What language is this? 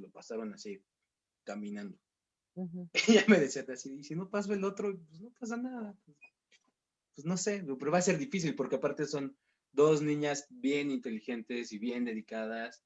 Spanish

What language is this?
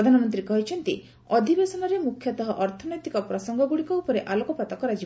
Odia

